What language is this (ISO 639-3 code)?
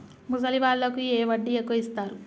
tel